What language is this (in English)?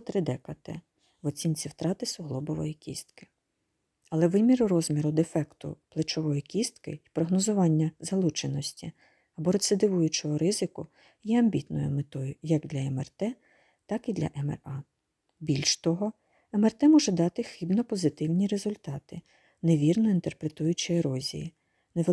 Ukrainian